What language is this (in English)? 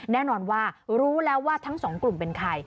Thai